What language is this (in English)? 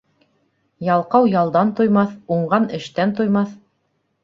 Bashkir